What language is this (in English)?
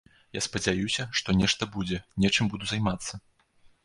Belarusian